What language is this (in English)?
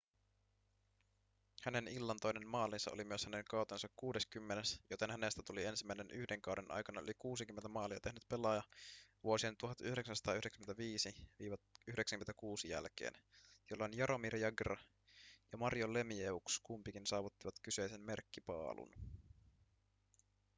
Finnish